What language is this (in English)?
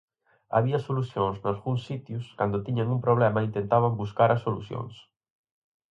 Galician